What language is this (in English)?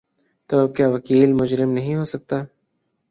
Urdu